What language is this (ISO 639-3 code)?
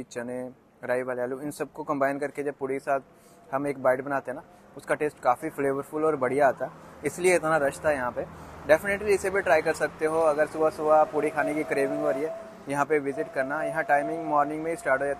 hin